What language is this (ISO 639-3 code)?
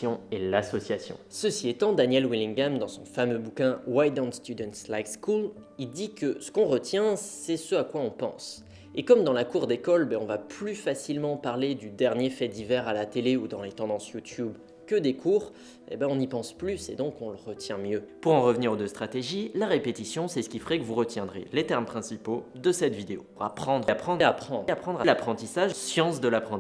fra